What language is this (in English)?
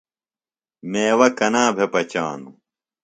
Phalura